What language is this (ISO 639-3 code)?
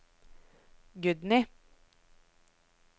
nor